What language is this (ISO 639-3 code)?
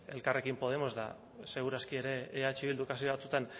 eus